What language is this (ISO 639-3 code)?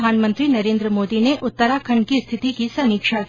hin